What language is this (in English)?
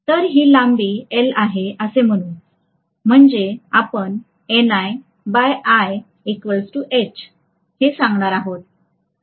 Marathi